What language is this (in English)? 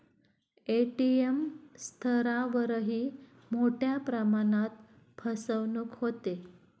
Marathi